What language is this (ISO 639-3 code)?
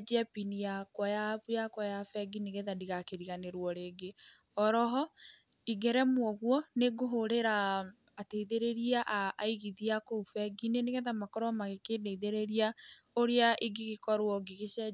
kik